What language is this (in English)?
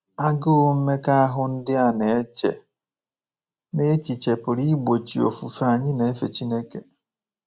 Igbo